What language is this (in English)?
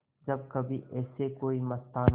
Hindi